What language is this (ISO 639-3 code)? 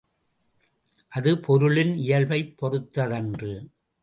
tam